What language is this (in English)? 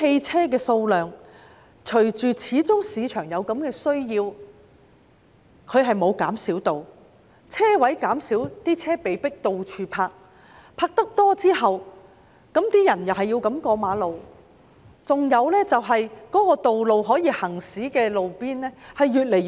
Cantonese